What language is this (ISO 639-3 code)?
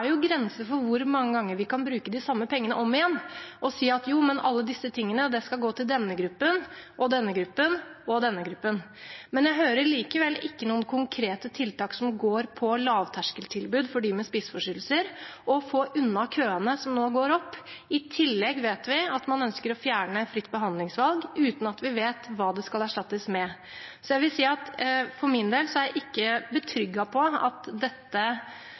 nob